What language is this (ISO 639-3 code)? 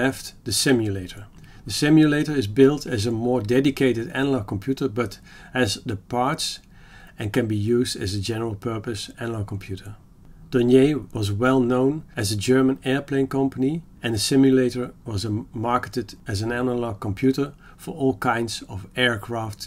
eng